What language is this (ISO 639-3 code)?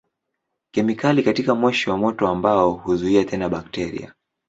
swa